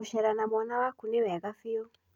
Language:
Kikuyu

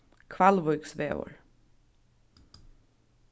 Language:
Faroese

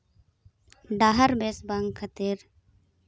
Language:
Santali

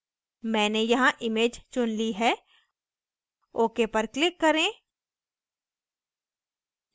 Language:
Hindi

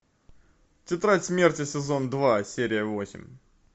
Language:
Russian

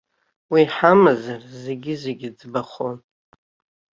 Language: Abkhazian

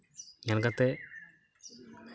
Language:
Santali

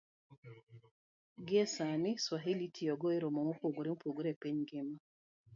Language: Luo (Kenya and Tanzania)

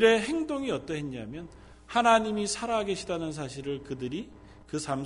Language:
Korean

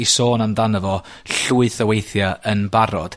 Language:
Welsh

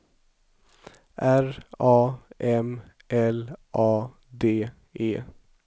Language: Swedish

